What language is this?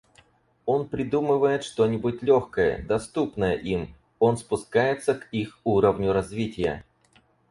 Russian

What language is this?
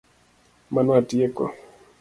Luo (Kenya and Tanzania)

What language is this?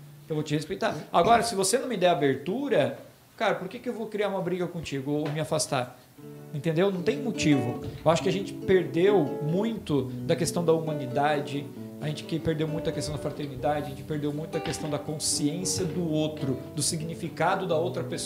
Portuguese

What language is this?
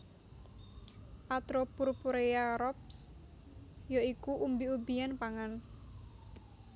Javanese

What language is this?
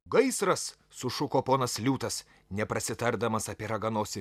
Lithuanian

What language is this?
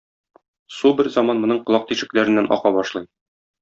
Tatar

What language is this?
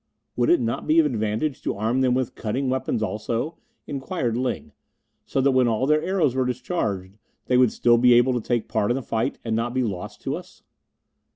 English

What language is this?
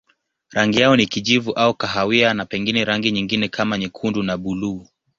Swahili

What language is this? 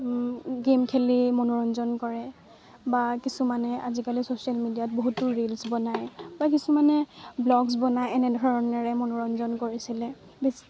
Assamese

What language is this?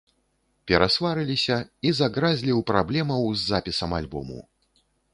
Belarusian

